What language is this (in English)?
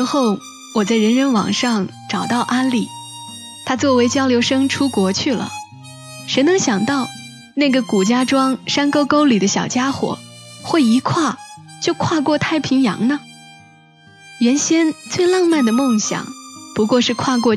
Chinese